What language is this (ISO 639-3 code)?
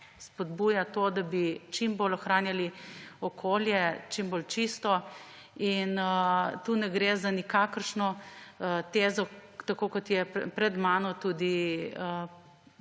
slv